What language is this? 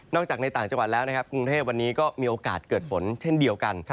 Thai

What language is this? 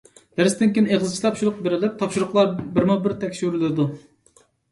Uyghur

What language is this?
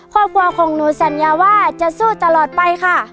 Thai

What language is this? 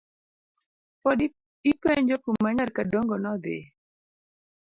Luo (Kenya and Tanzania)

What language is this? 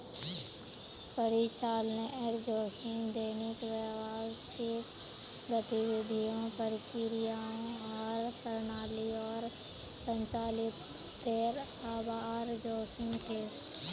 Magahi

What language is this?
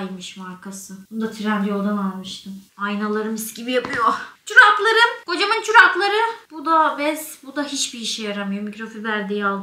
Turkish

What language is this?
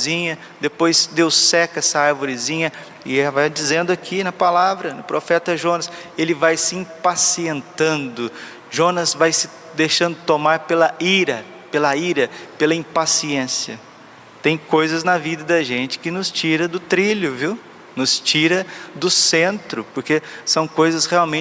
Portuguese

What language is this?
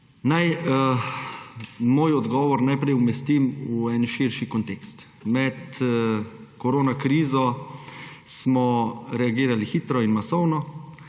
Slovenian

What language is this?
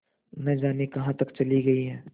Hindi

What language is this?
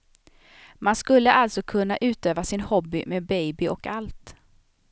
Swedish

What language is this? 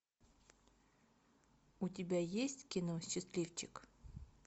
Russian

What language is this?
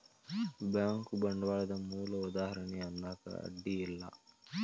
Kannada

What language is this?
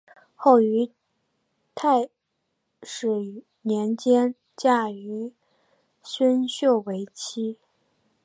Chinese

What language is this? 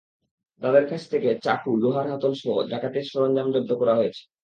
Bangla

